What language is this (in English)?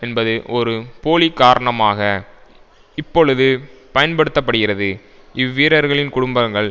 Tamil